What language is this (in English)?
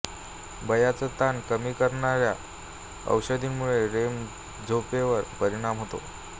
Marathi